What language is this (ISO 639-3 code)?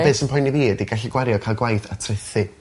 cym